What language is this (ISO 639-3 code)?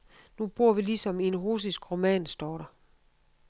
dan